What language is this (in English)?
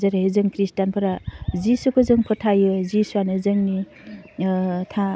Bodo